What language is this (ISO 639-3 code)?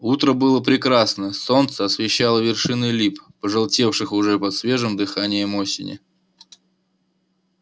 rus